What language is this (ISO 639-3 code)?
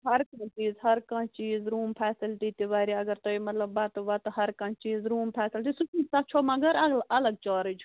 kas